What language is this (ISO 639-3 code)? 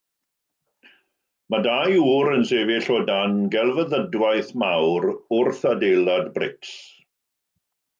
cym